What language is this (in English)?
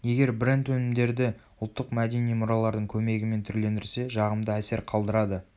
Kazakh